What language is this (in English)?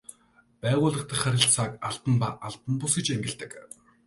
Mongolian